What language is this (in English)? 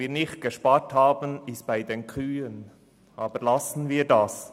Swiss German